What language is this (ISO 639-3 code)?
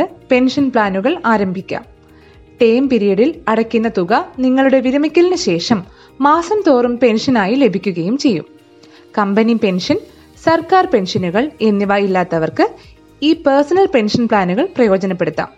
mal